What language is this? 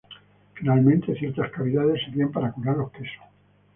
Spanish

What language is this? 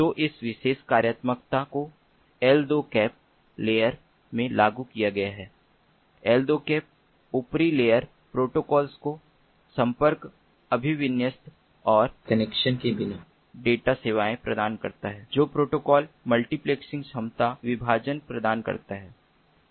Hindi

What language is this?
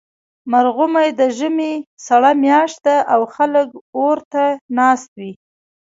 Pashto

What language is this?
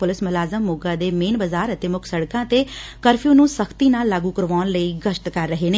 Punjabi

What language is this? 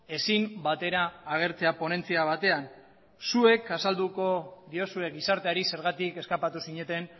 Basque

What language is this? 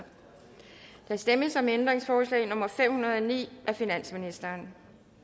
Danish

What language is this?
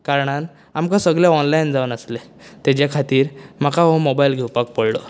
Konkani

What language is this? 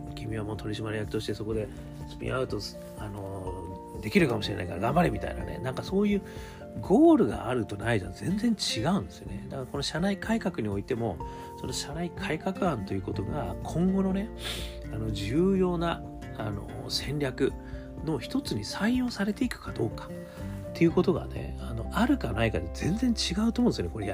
Japanese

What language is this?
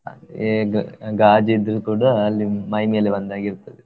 Kannada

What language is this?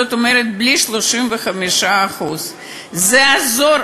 Hebrew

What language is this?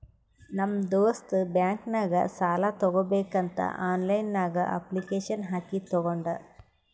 Kannada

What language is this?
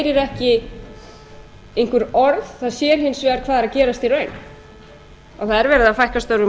Icelandic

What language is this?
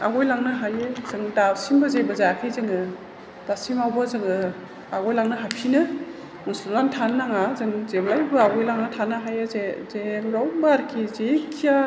Bodo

